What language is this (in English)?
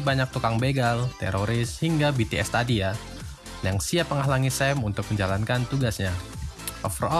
Indonesian